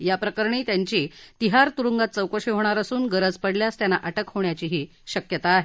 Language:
Marathi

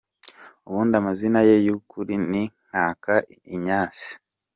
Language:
Kinyarwanda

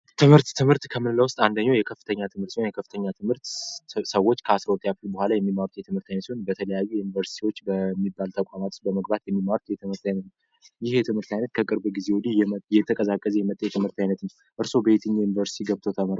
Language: Amharic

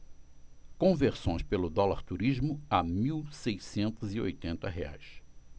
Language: Portuguese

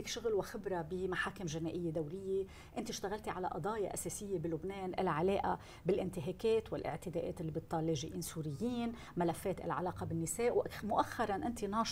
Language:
Arabic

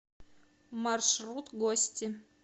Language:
Russian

